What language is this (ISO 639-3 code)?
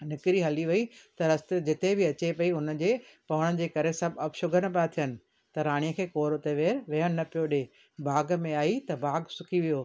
snd